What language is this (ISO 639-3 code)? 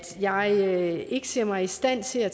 dan